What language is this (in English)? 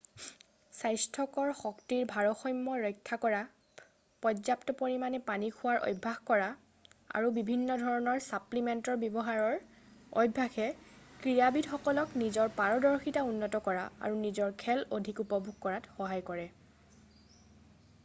Assamese